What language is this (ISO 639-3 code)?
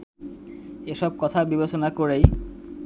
ben